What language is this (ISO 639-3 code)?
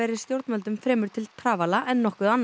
isl